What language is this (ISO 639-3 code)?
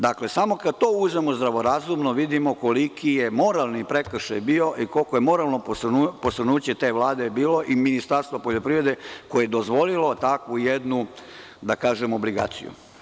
srp